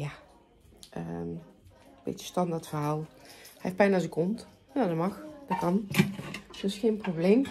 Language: Dutch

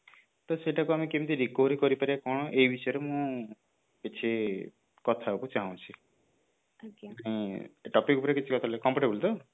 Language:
Odia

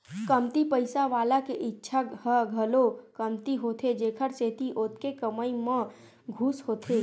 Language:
Chhattisgarhi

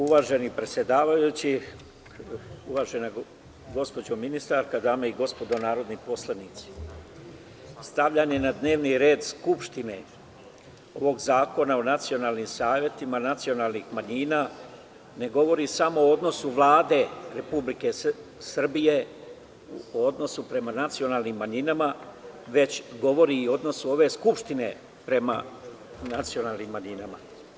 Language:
Serbian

